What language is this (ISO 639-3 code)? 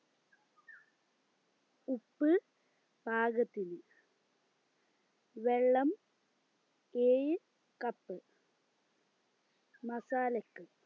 mal